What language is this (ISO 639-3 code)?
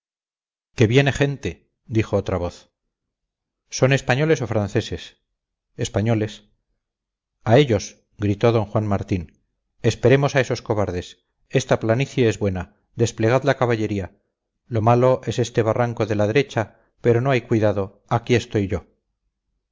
spa